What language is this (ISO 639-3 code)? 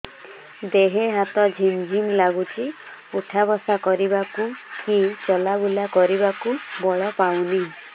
ori